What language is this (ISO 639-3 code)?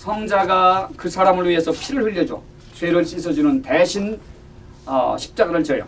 kor